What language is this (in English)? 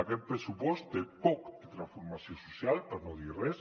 Catalan